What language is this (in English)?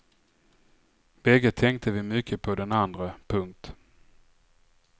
Swedish